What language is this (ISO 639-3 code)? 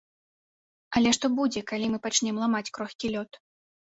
bel